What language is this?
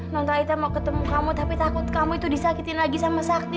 Indonesian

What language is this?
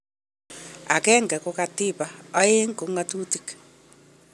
Kalenjin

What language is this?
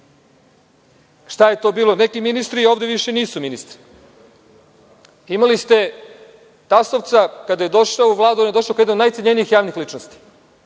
Serbian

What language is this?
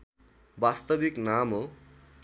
Nepali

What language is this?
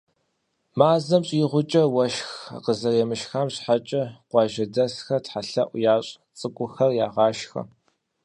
Kabardian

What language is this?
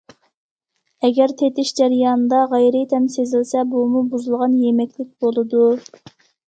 Uyghur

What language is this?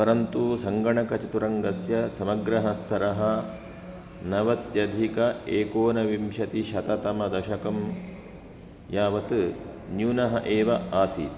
Sanskrit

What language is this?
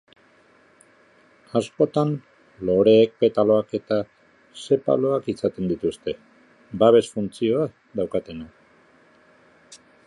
Basque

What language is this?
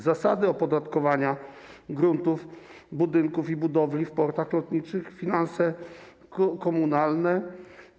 Polish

